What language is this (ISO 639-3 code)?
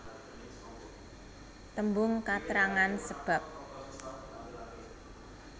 jav